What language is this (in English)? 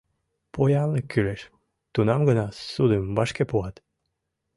Mari